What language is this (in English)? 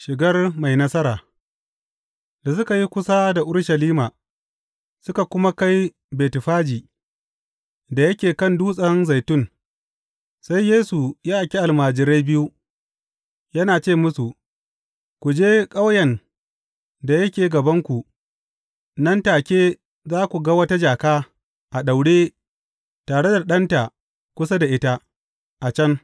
Hausa